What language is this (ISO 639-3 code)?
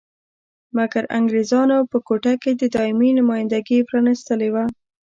pus